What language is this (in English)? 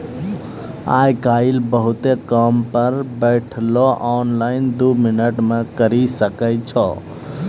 Maithili